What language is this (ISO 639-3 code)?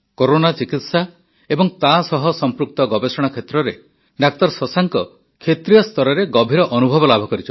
ori